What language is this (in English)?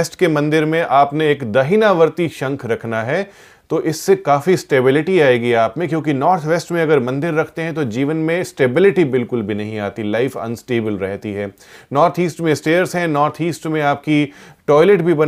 Hindi